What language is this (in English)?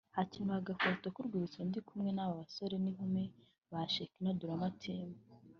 Kinyarwanda